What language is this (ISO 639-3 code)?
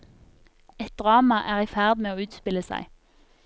nor